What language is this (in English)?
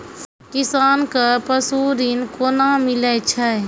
Maithili